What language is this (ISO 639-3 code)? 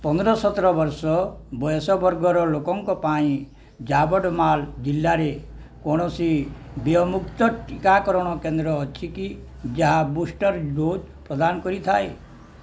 ori